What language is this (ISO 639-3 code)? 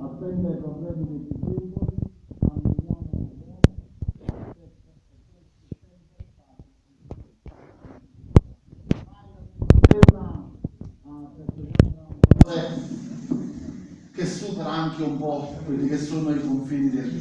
ita